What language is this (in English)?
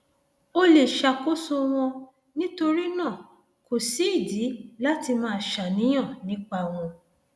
Yoruba